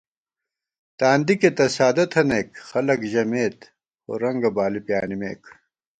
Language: Gawar-Bati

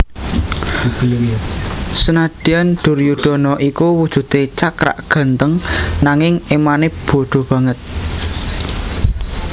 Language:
Javanese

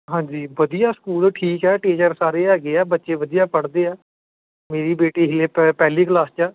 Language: Punjabi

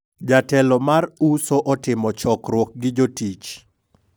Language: Luo (Kenya and Tanzania)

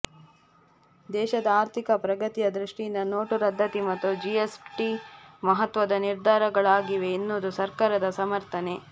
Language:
Kannada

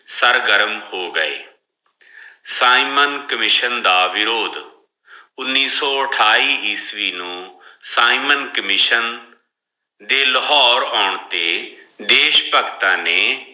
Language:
Punjabi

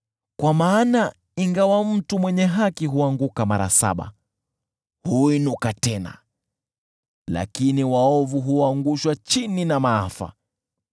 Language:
Swahili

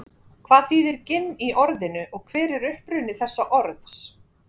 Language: Icelandic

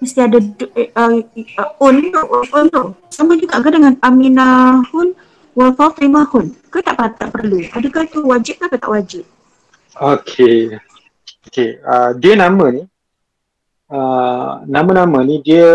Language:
Malay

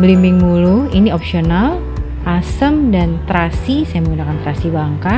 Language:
Indonesian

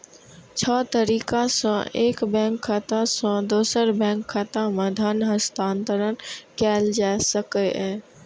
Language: Maithili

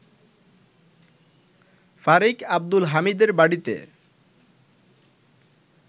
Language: Bangla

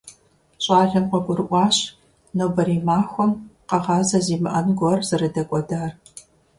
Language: Kabardian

